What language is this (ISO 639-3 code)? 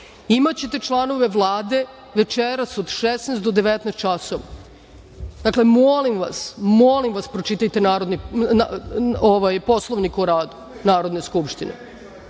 srp